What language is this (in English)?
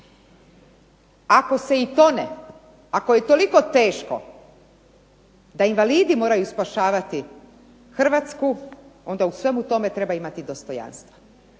Croatian